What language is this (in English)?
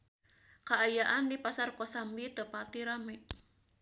Sundanese